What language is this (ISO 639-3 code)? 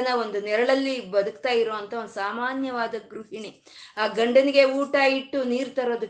kan